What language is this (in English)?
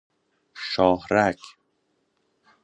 Persian